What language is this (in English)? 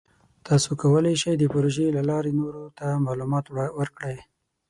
Pashto